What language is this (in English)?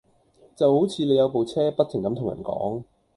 Cantonese